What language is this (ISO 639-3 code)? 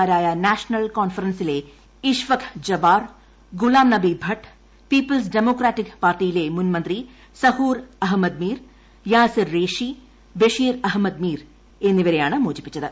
mal